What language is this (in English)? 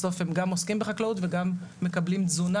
Hebrew